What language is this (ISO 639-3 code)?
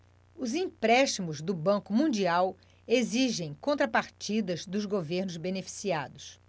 por